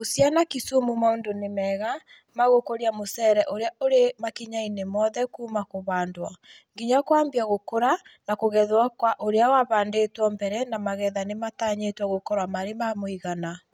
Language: Kikuyu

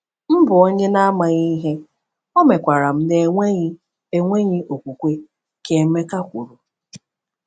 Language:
Igbo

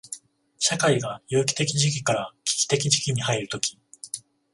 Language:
Japanese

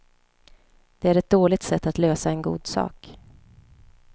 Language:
Swedish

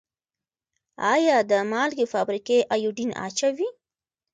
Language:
Pashto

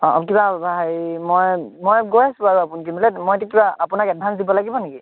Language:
Assamese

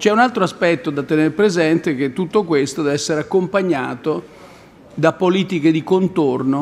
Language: Italian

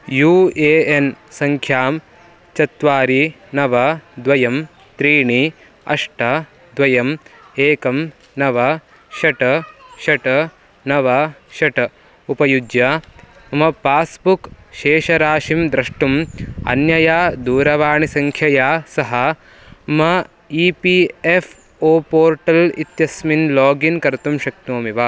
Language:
Sanskrit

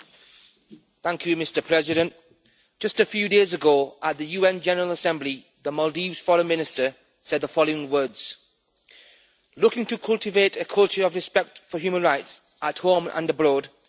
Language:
English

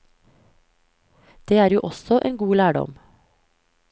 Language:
Norwegian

